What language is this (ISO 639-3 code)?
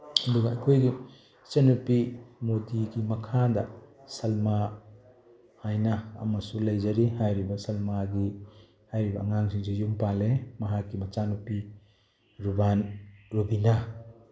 mni